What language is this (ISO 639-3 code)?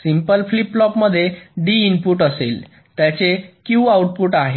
mar